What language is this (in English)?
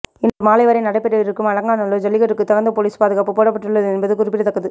Tamil